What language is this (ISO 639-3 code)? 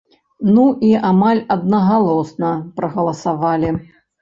bel